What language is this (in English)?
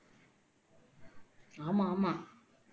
Tamil